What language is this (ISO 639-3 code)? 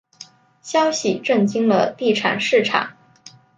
zho